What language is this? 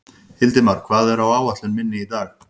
Icelandic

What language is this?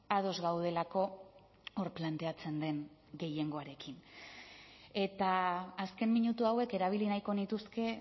Basque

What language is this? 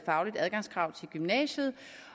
Danish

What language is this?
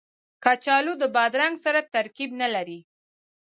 Pashto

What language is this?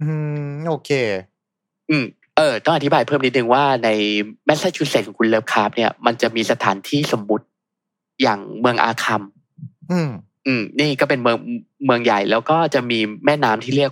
Thai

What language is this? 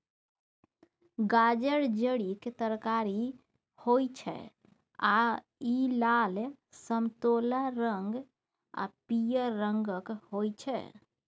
Maithili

